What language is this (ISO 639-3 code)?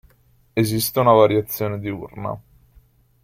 ita